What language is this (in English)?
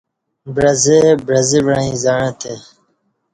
Kati